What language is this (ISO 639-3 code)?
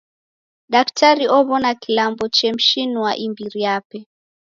dav